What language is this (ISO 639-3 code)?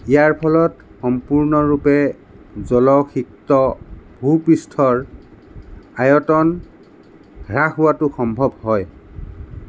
asm